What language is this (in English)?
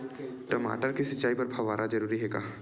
Chhattisgarhi